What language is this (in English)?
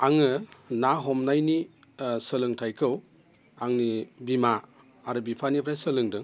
Bodo